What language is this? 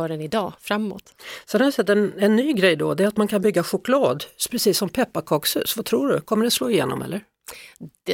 Swedish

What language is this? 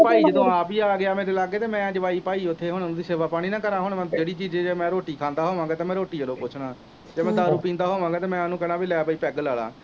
Punjabi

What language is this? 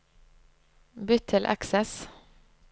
Norwegian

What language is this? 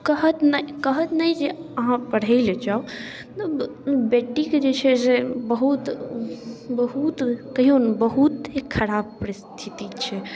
Maithili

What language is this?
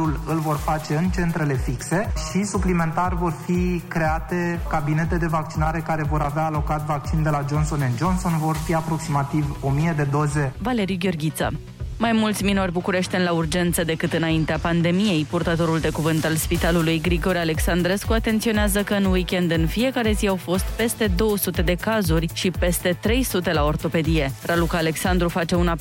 Romanian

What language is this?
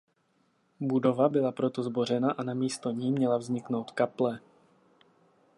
Czech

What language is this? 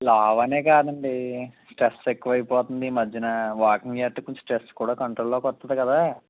Telugu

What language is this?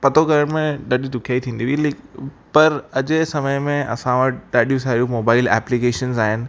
Sindhi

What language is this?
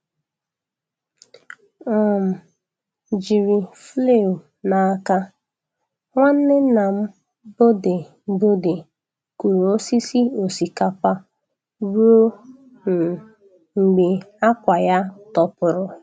Igbo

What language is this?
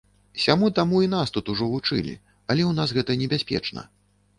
Belarusian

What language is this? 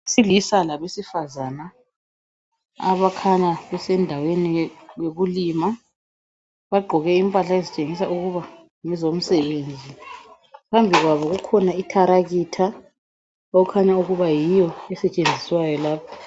North Ndebele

